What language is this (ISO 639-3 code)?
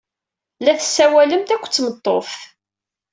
kab